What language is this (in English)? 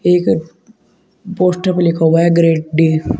Hindi